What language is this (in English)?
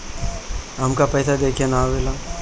Bhojpuri